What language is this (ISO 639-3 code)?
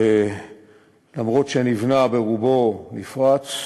heb